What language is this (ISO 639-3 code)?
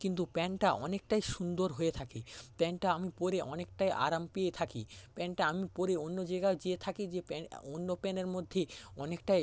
ben